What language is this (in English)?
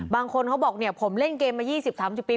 Thai